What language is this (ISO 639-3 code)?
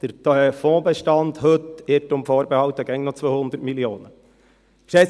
gsw